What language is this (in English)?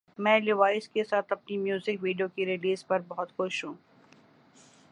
Urdu